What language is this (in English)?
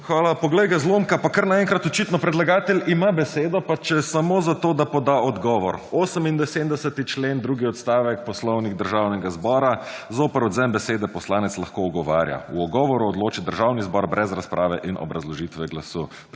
Slovenian